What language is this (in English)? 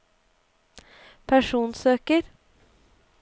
Norwegian